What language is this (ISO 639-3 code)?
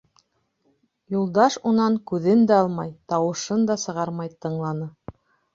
bak